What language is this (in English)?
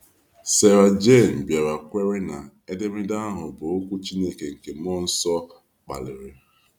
Igbo